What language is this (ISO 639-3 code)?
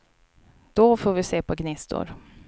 swe